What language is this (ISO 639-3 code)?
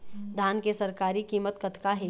hne